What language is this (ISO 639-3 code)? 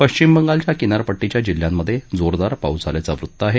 mar